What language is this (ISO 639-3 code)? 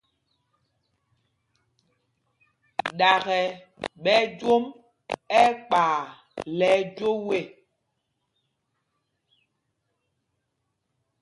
mgg